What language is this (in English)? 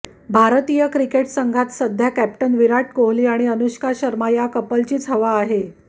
Marathi